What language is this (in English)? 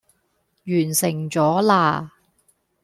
Cantonese